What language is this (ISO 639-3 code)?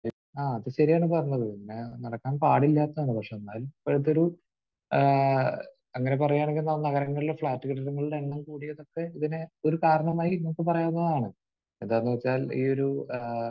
mal